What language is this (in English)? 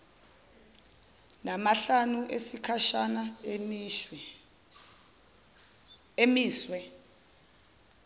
Zulu